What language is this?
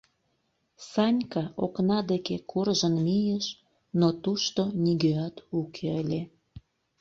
Mari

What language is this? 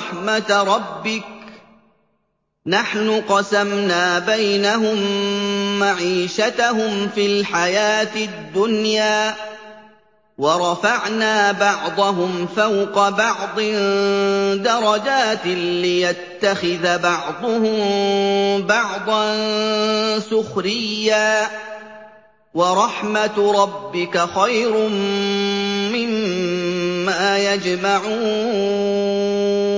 Arabic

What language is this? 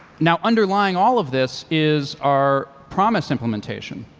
English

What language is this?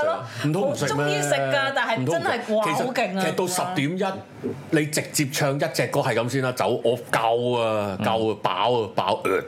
Chinese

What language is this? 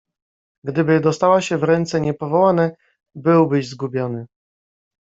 Polish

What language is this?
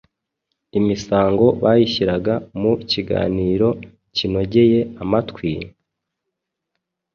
Kinyarwanda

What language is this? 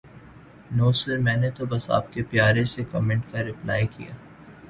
Urdu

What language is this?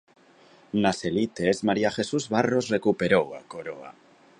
Galician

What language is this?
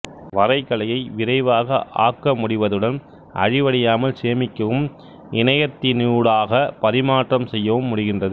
Tamil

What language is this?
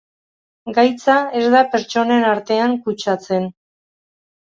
Basque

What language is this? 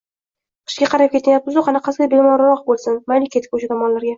Uzbek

